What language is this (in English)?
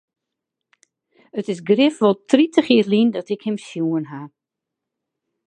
Western Frisian